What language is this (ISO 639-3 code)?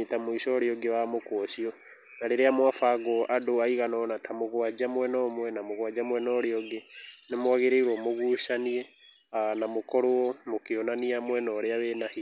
kik